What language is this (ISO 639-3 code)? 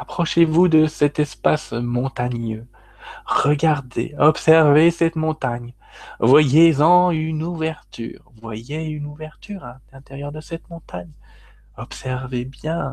fra